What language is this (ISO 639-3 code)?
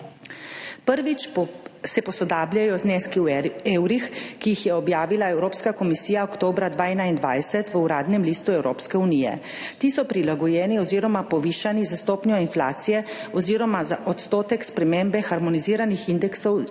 slv